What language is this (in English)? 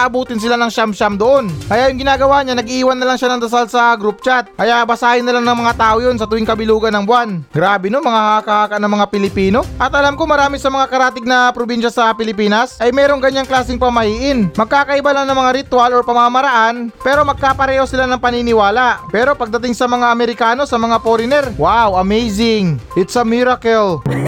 Filipino